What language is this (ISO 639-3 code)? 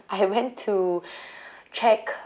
eng